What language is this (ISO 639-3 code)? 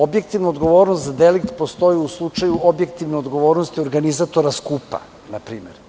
srp